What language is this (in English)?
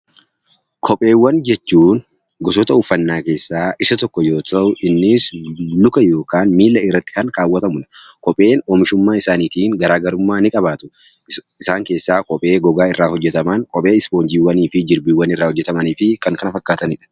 Oromo